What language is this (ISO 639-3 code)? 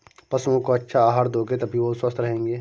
hin